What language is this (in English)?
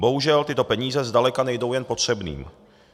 Czech